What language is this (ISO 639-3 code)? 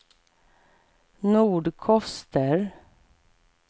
swe